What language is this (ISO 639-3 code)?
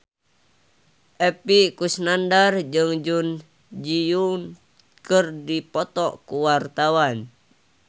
sun